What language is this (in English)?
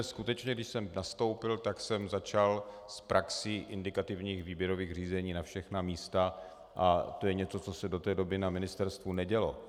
Czech